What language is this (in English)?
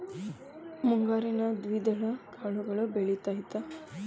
Kannada